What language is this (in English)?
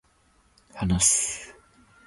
Japanese